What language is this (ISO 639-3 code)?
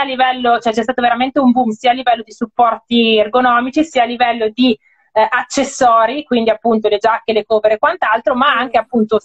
ita